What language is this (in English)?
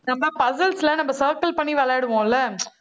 Tamil